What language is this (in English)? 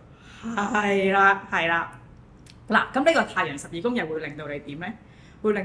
Chinese